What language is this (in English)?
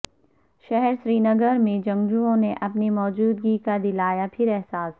Urdu